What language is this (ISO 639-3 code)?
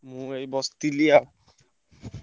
ori